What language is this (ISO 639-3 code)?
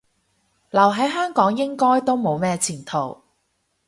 yue